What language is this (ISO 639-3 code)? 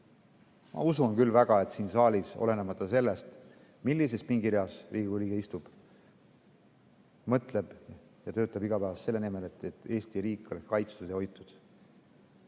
est